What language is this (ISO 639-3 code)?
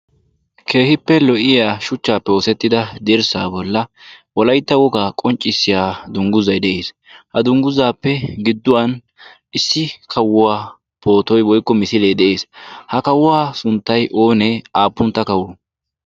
wal